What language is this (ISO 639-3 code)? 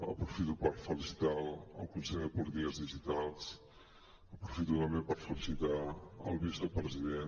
cat